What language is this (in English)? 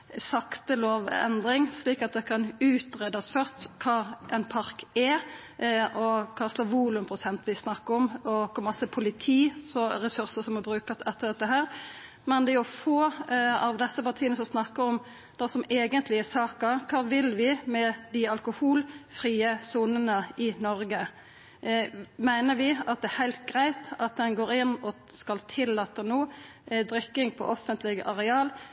Norwegian Nynorsk